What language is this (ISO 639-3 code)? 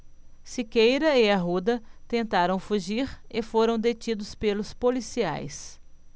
por